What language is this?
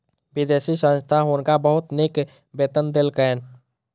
Maithili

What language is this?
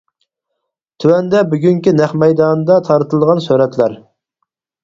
Uyghur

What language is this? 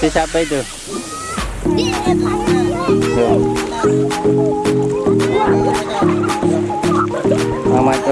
Indonesian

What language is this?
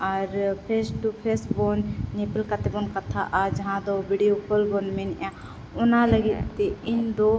Santali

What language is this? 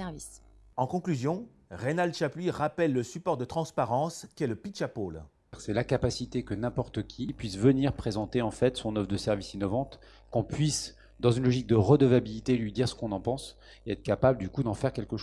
French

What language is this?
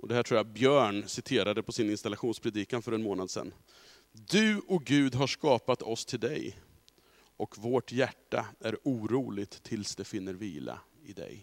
Swedish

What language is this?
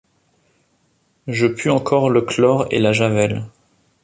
French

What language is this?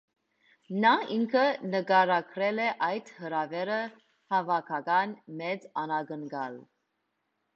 Armenian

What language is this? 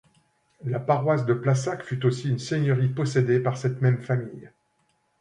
French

